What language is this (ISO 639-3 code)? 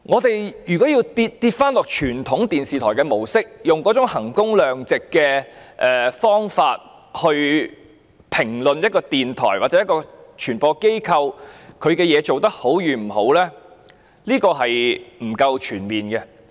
yue